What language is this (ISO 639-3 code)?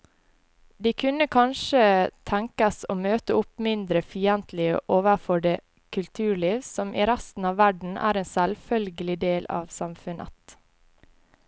nor